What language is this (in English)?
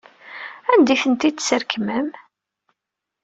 Kabyle